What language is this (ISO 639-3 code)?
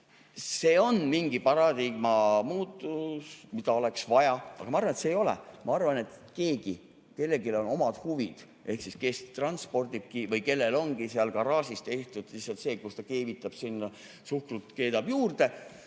est